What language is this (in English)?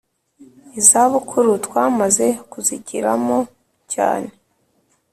Kinyarwanda